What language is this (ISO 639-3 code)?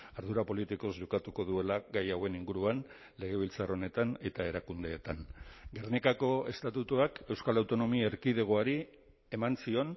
eus